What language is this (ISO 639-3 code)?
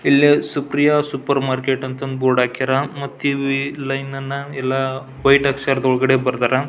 kan